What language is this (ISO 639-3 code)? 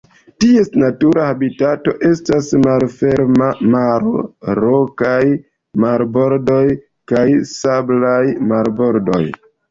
epo